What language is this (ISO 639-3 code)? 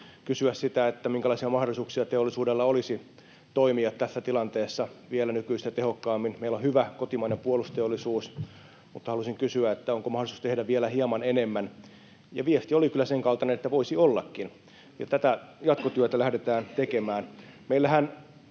fin